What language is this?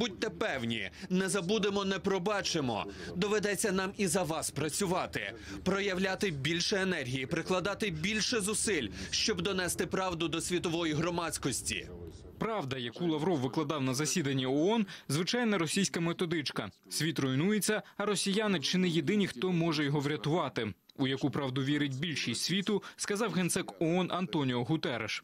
Ukrainian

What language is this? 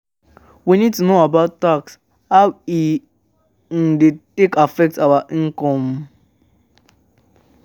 Nigerian Pidgin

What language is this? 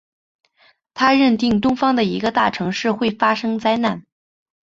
Chinese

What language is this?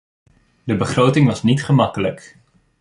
Dutch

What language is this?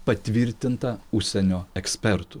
Lithuanian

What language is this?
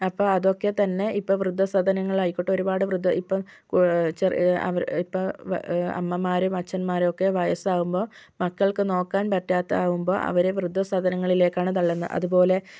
Malayalam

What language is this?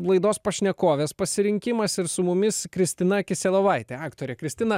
Lithuanian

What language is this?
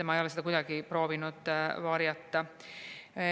Estonian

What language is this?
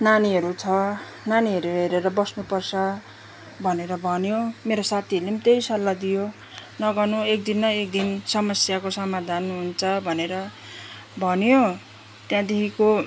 Nepali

